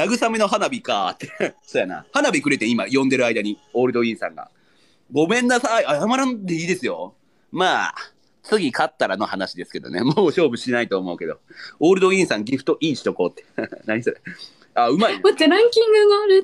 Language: Japanese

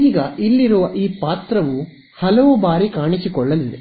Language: Kannada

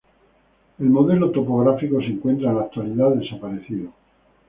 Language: Spanish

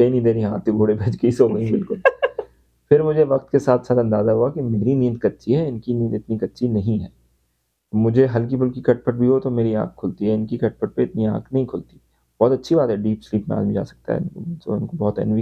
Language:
Urdu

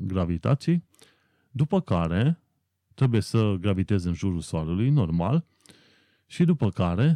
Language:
Romanian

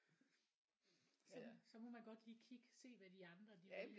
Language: Danish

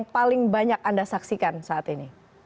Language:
Indonesian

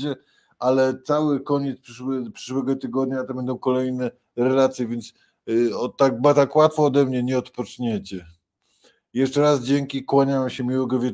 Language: Polish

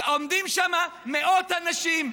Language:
Hebrew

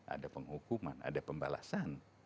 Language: Indonesian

